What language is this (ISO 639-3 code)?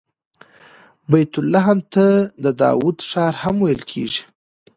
pus